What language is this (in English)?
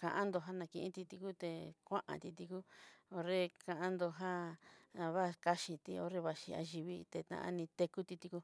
Southeastern Nochixtlán Mixtec